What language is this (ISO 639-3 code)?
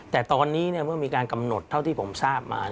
tha